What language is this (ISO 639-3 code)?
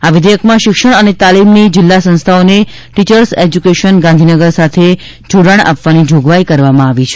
guj